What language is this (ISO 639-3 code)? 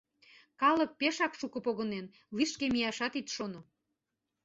chm